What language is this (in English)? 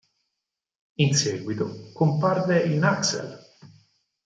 Italian